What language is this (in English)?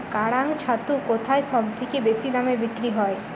Bangla